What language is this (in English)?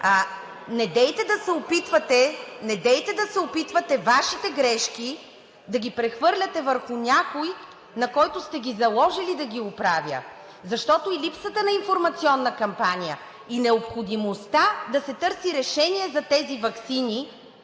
Bulgarian